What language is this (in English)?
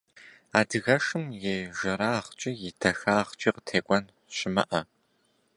Kabardian